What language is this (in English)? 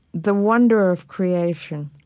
English